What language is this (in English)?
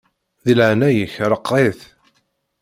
Kabyle